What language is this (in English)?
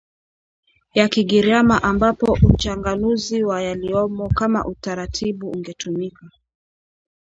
Swahili